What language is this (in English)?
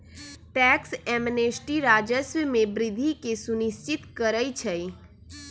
Magahi